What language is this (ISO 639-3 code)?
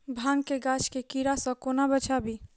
mai